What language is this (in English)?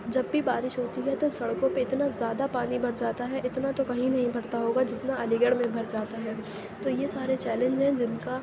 Urdu